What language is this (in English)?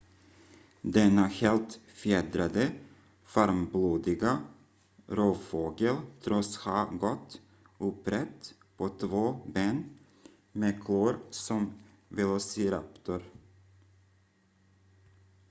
Swedish